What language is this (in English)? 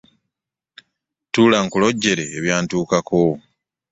Ganda